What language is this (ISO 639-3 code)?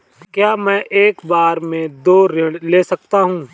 hin